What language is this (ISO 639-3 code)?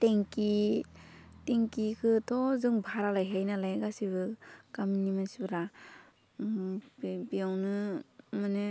brx